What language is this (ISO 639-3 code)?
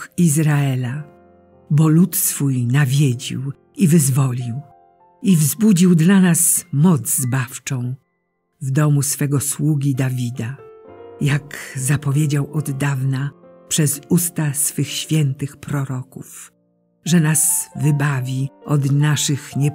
pol